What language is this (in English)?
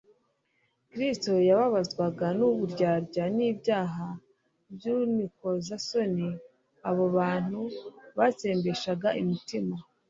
Kinyarwanda